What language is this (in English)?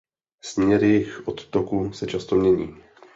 Czech